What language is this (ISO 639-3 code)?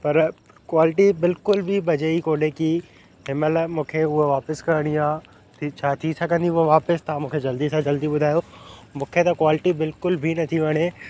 snd